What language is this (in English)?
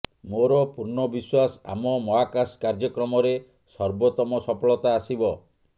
Odia